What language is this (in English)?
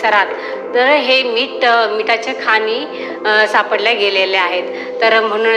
Marathi